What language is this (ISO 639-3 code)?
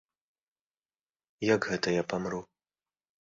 bel